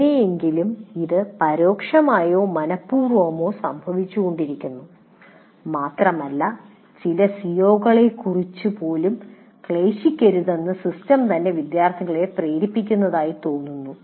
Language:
Malayalam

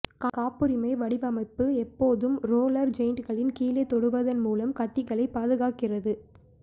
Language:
Tamil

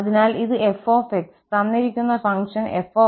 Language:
Malayalam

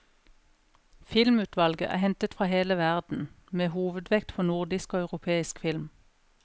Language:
Norwegian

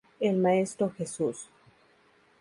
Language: Spanish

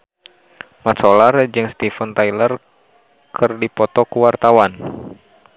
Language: Sundanese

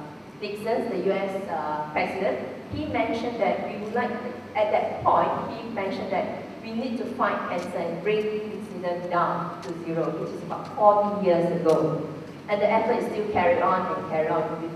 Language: English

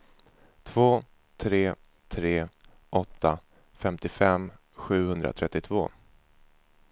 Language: Swedish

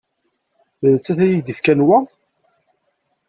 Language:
Kabyle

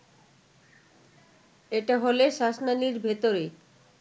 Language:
Bangla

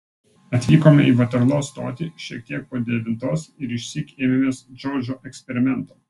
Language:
Lithuanian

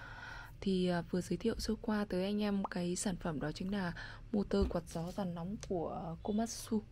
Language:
Vietnamese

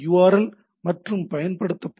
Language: Tamil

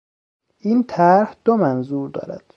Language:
Persian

